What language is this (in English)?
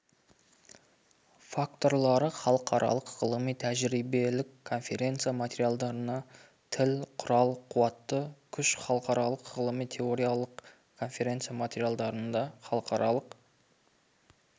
Kazakh